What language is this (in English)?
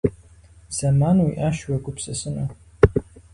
Kabardian